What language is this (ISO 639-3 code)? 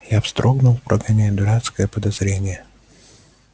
rus